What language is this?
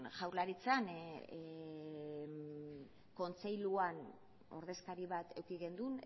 Basque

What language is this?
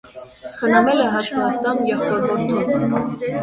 Armenian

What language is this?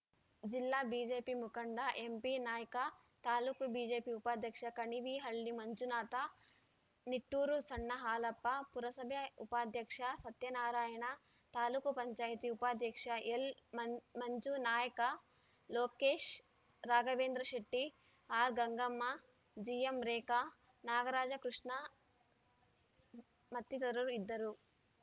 Kannada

